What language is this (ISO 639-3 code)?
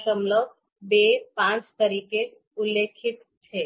guj